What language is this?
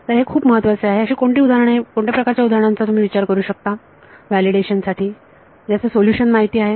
Marathi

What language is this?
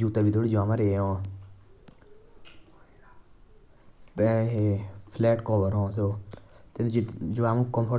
Jaunsari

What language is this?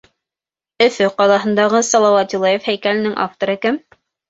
Bashkir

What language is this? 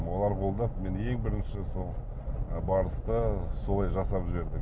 Kazakh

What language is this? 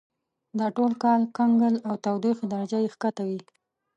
Pashto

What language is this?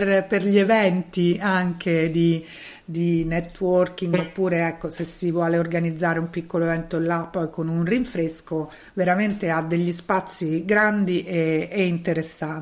Italian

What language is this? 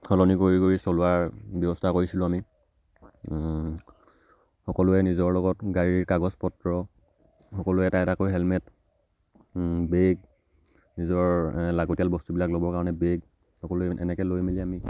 Assamese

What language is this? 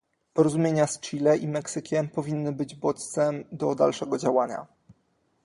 Polish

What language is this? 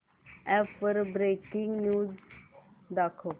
Marathi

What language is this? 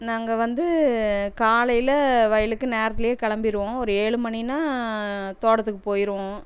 Tamil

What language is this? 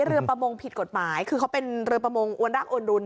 Thai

